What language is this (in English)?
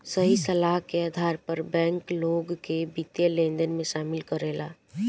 Bhojpuri